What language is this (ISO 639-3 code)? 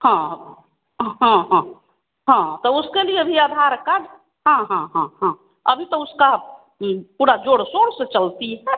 hin